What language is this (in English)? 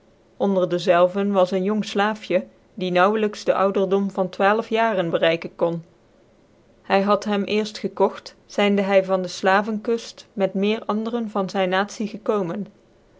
Dutch